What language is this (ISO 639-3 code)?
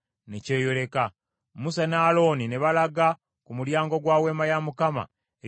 lug